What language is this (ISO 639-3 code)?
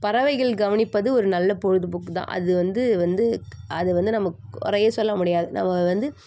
tam